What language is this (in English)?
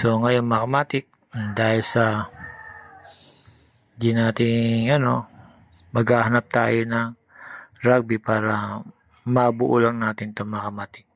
Filipino